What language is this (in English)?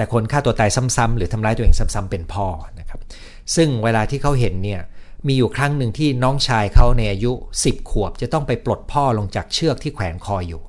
Thai